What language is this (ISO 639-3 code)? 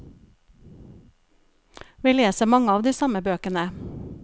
nor